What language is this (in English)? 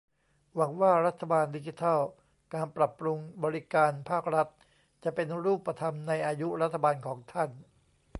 Thai